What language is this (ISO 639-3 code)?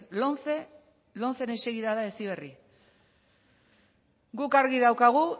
eus